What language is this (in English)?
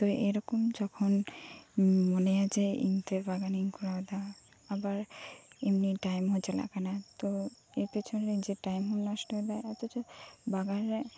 Santali